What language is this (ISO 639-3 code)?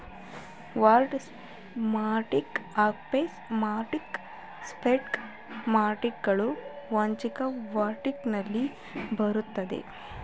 kan